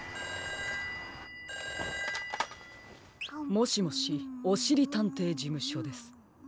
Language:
Japanese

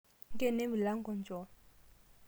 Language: Masai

